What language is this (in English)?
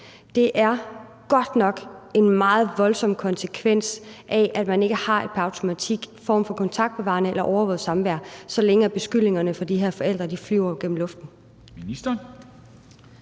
Danish